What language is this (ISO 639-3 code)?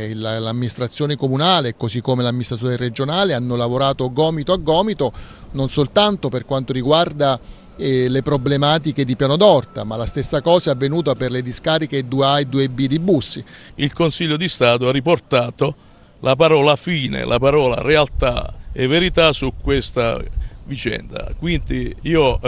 ita